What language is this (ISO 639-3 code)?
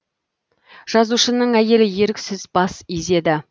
kaz